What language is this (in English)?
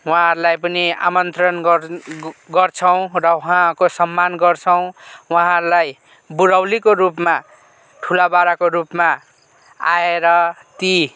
Nepali